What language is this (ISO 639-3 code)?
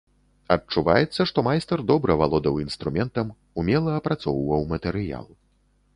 bel